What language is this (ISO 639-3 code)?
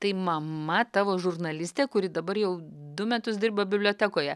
lit